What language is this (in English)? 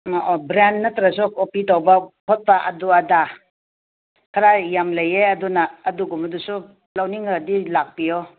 Manipuri